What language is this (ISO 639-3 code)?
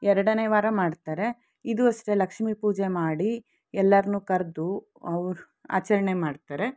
kan